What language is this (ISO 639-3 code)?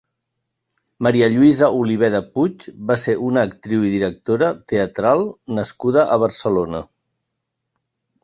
cat